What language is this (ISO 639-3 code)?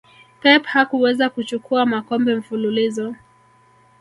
swa